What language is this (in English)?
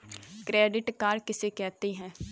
Hindi